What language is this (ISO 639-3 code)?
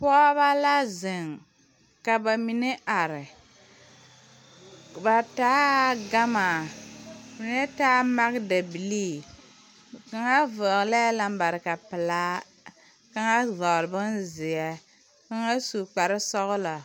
dga